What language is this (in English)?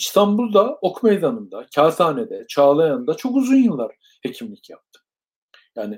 Turkish